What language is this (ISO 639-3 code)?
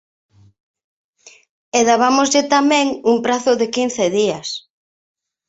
glg